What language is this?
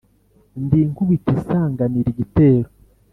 Kinyarwanda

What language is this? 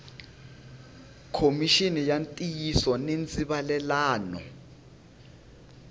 Tsonga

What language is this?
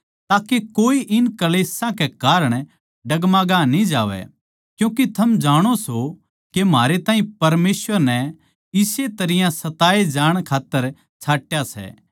Haryanvi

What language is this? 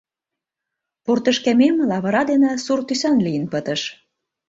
Mari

